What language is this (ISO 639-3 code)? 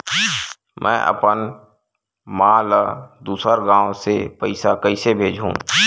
hne